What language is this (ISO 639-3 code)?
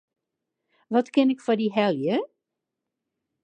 fry